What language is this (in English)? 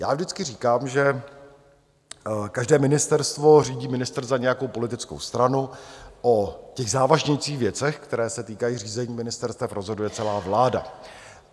Czech